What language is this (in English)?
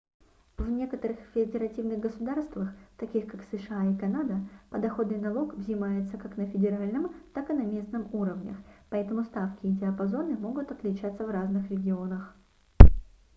Russian